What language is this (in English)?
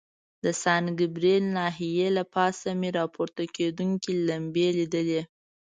Pashto